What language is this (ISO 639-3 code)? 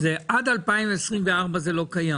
heb